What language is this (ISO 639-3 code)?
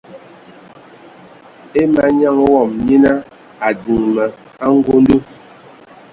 ewo